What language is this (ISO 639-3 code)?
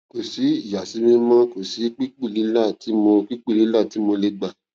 yor